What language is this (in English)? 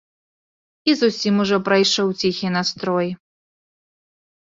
Belarusian